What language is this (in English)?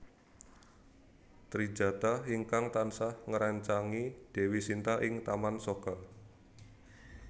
Javanese